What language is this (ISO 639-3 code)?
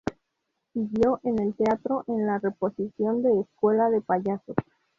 spa